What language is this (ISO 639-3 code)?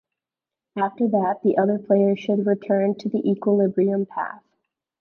eng